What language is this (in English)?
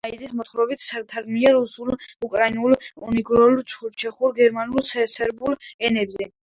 Georgian